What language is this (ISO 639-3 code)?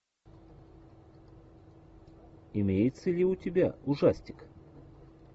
rus